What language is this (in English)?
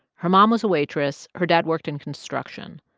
English